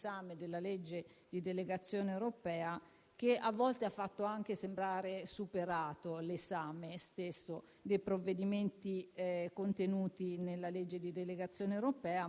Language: Italian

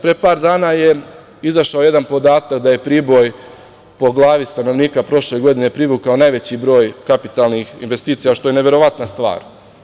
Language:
Serbian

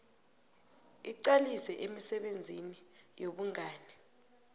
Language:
South Ndebele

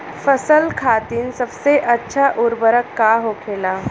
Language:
Bhojpuri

